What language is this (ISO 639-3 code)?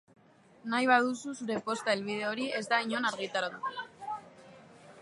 eus